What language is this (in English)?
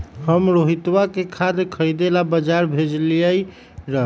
Magahi